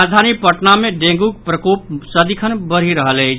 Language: Maithili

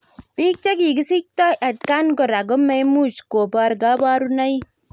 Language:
Kalenjin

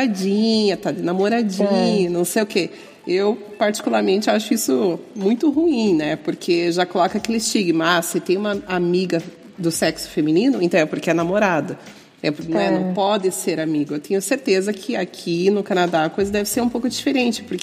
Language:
Portuguese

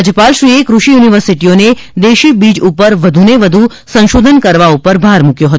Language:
Gujarati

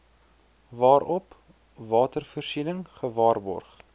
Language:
Afrikaans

